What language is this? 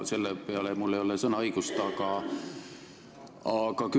Estonian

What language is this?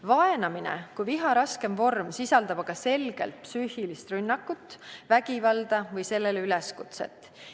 Estonian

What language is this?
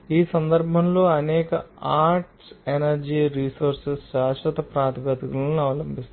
Telugu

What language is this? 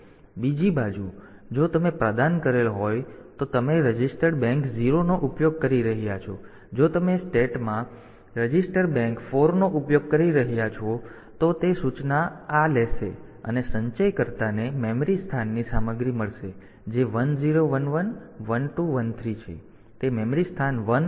Gujarati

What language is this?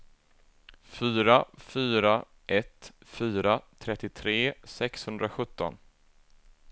Swedish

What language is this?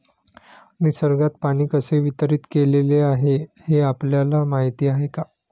Marathi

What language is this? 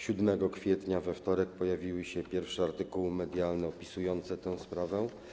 Polish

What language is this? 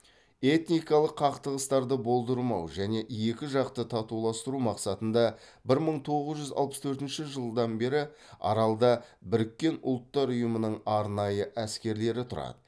Kazakh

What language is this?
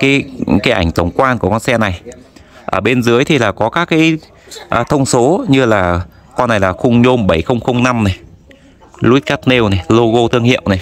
Vietnamese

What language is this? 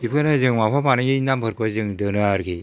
Bodo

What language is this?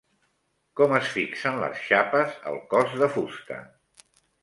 Catalan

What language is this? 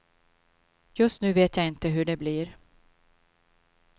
Swedish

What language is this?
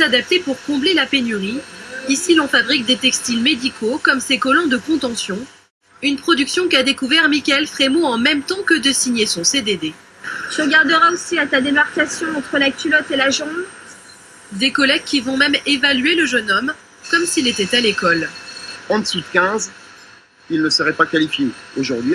French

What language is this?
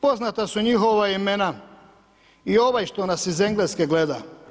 Croatian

